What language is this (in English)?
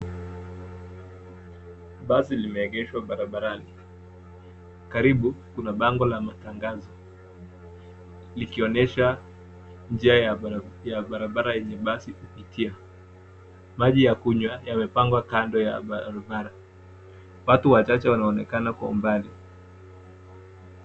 Swahili